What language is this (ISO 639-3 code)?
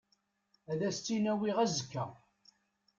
kab